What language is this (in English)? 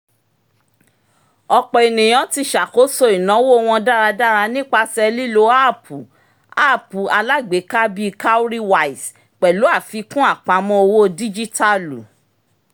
Yoruba